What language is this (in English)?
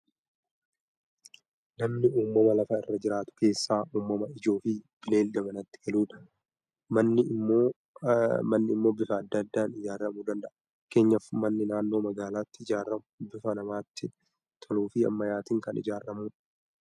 Oromo